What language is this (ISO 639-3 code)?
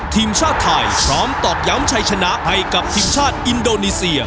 tha